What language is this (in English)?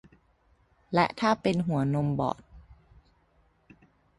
Thai